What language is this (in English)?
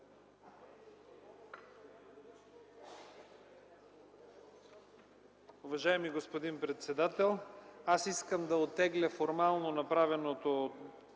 Bulgarian